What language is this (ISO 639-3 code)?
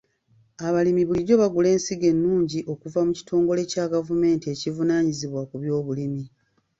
lug